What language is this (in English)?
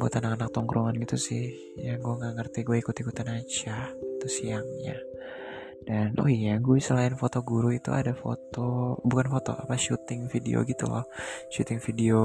Indonesian